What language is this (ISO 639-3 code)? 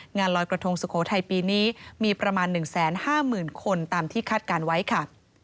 tha